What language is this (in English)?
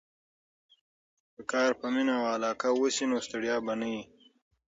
Pashto